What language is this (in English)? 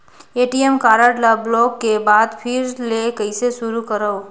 Chhattisgarhi